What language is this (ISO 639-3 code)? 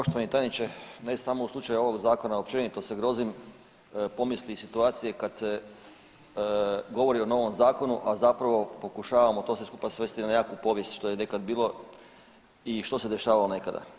hrv